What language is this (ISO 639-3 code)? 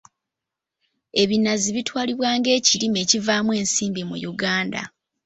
lug